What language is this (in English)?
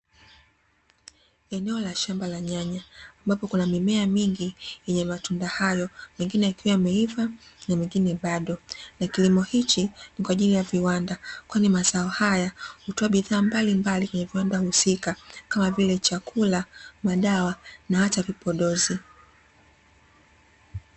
Swahili